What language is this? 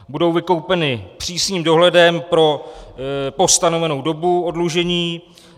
Czech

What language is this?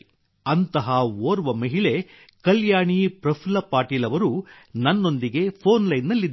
Kannada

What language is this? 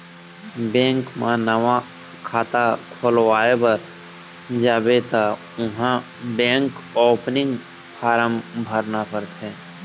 Chhattisgarhi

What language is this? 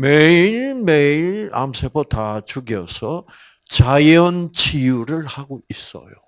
Korean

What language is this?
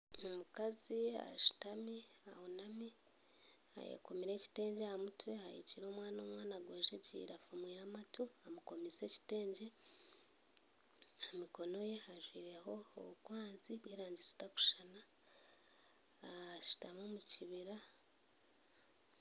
Nyankole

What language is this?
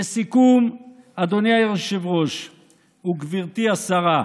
Hebrew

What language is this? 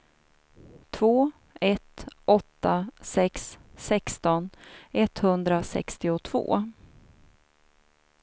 Swedish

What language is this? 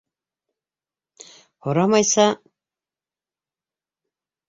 Bashkir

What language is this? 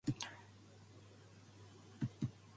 Japanese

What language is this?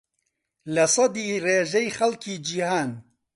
Central Kurdish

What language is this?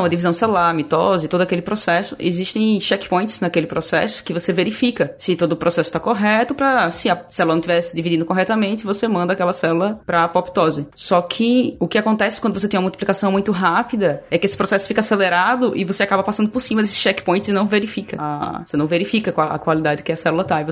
Portuguese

